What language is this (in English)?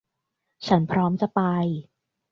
Thai